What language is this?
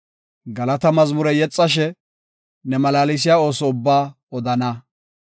Gofa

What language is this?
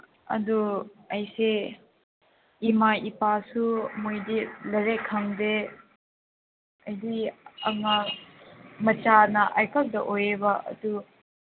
Manipuri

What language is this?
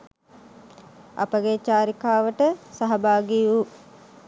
Sinhala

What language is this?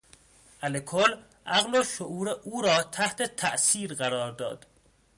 Persian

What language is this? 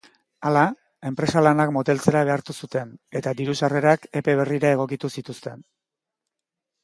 Basque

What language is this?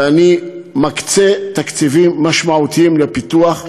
Hebrew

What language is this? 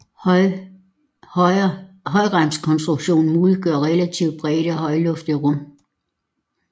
Danish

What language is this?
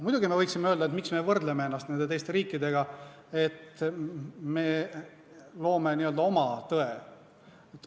Estonian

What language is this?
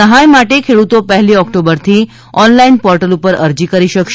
Gujarati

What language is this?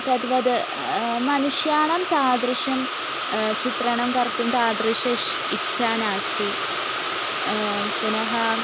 Sanskrit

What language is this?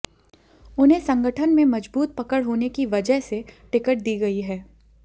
Hindi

